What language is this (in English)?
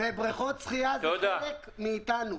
Hebrew